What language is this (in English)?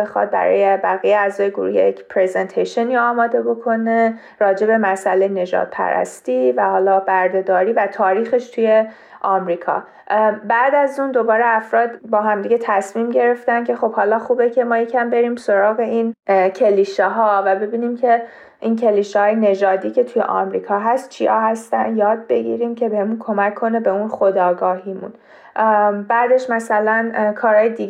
Persian